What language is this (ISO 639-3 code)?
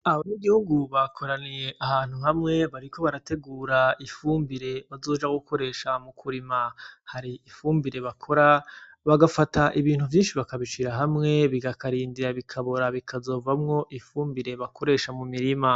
run